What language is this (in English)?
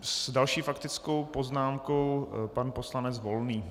Czech